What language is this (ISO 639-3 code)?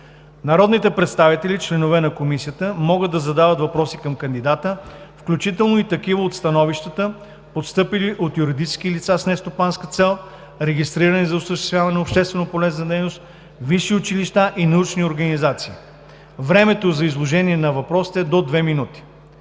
bul